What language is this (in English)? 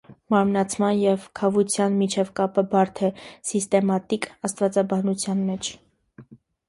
Armenian